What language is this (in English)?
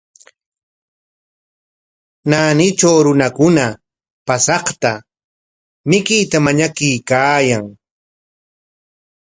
Corongo Ancash Quechua